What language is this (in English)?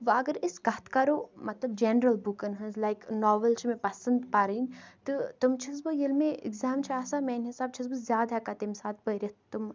Kashmiri